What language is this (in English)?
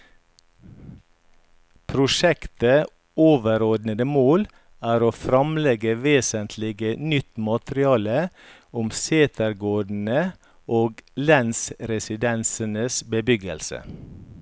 Norwegian